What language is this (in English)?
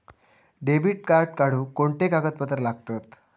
Marathi